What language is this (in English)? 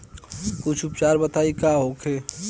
Bhojpuri